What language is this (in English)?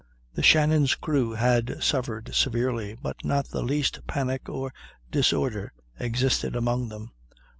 English